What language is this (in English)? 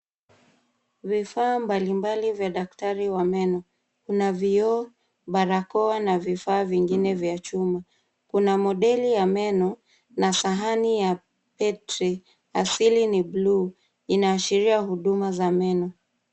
Swahili